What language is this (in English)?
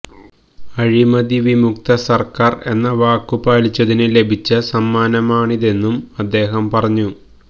Malayalam